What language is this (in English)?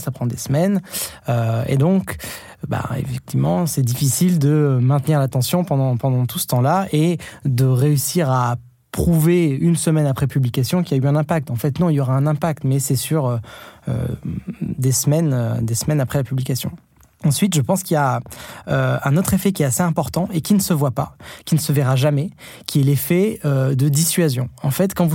French